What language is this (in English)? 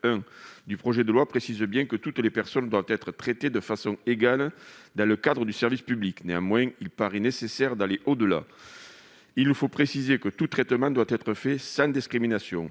French